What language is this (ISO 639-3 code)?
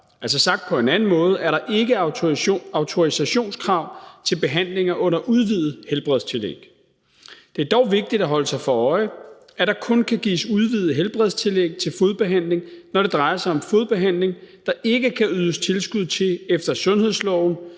dan